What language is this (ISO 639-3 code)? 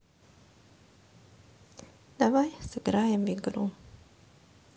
rus